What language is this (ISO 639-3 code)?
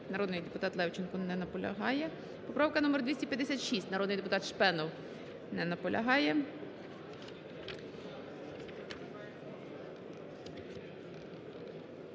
ukr